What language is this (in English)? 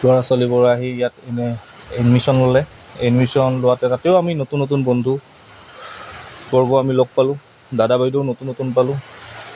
Assamese